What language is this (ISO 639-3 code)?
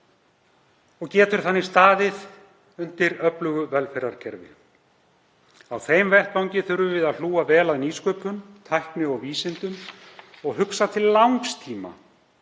isl